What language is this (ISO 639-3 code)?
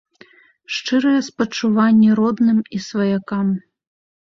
bel